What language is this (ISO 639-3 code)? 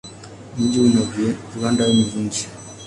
swa